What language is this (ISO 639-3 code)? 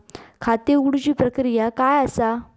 mar